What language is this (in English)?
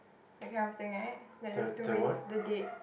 English